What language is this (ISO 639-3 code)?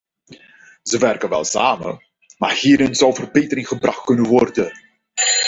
nld